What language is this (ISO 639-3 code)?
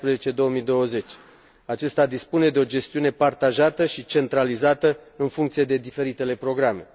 ron